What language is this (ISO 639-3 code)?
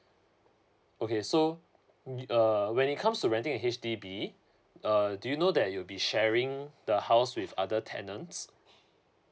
eng